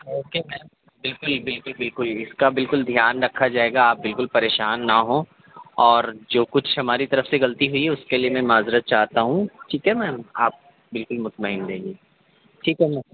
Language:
Urdu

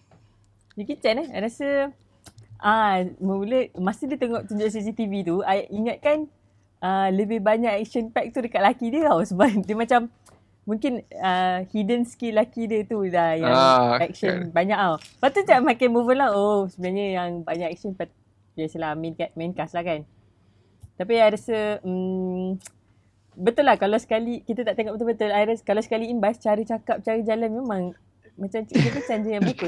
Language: Malay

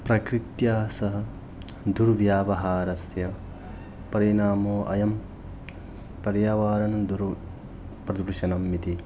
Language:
Sanskrit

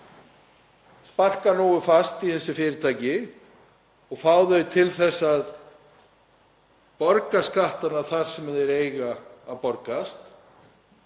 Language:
Icelandic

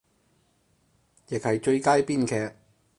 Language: Cantonese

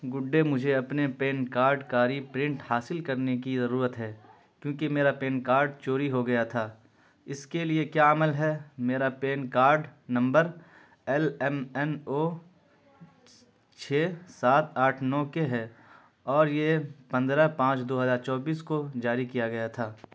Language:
Urdu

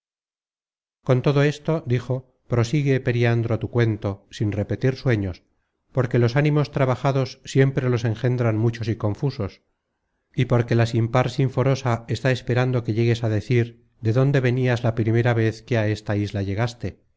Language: Spanish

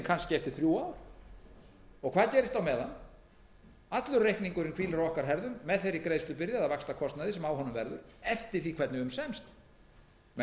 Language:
Icelandic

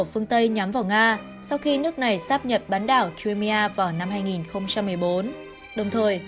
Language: Vietnamese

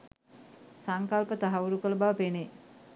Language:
Sinhala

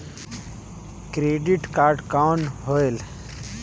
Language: Chhattisgarhi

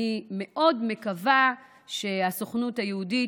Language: Hebrew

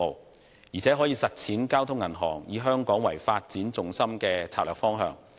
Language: Cantonese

